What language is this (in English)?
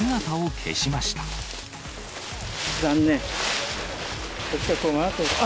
Japanese